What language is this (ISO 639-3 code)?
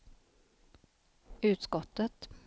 swe